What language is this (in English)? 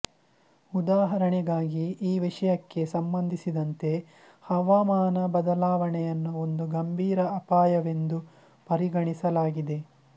Kannada